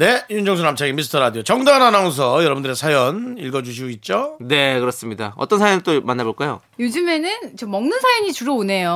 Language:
Korean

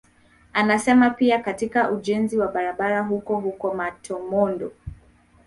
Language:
Swahili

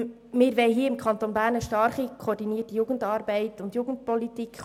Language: Swiss German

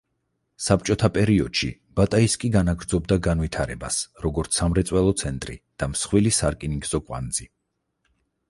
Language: Georgian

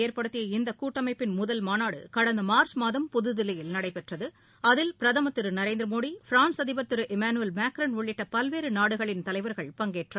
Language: Tamil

